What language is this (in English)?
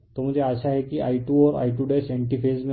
Hindi